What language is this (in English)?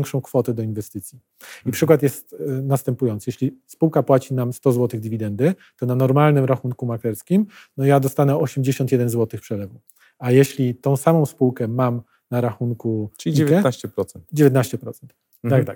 Polish